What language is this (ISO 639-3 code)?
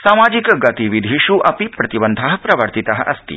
san